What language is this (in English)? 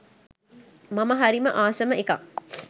Sinhala